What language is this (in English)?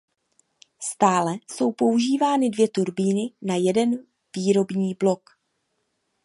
Czech